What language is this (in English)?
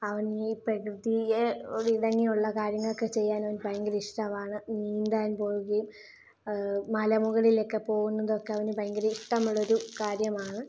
Malayalam